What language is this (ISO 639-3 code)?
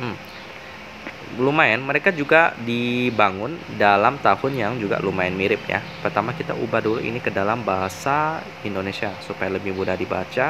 ind